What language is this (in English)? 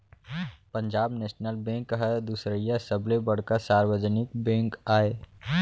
Chhattisgarhi